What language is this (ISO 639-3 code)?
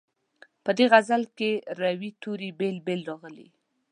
pus